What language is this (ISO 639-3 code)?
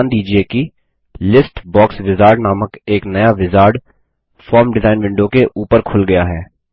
hin